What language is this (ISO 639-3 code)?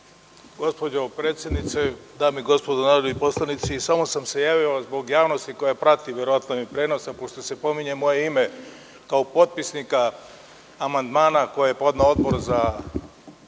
srp